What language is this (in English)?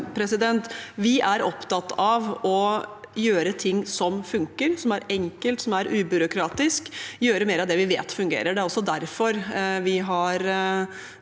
Norwegian